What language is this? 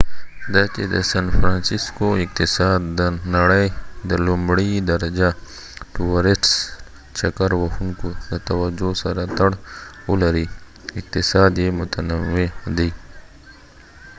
Pashto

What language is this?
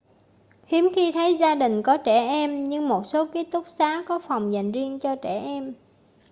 Vietnamese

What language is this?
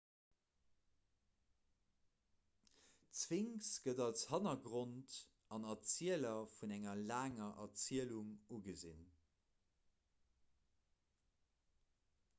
Luxembourgish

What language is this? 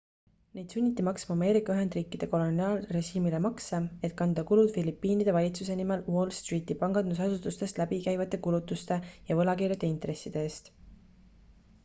Estonian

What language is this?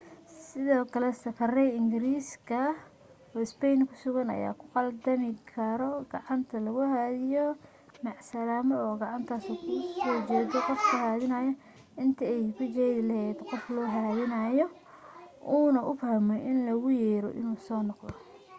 Somali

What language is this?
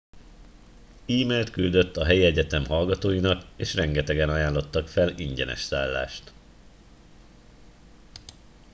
Hungarian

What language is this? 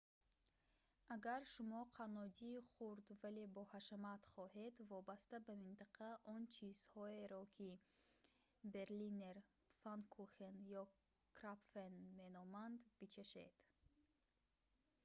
Tajik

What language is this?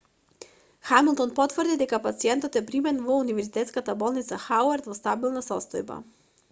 Macedonian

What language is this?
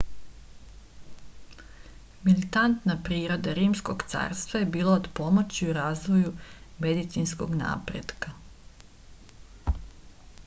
Serbian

